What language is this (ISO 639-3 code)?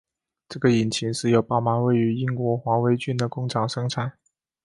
zho